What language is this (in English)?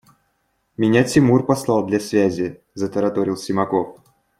Russian